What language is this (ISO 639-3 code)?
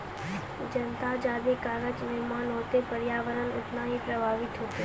mai